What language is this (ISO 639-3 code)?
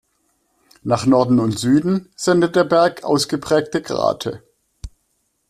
deu